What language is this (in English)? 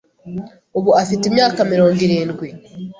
Kinyarwanda